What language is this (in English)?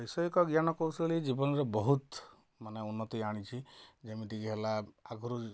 Odia